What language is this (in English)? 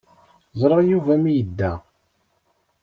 Kabyle